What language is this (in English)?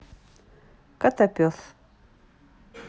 Russian